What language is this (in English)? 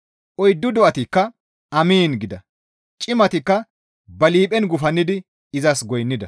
Gamo